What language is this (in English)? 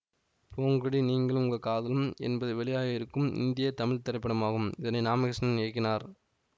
Tamil